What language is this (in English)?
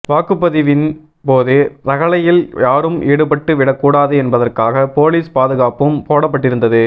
Tamil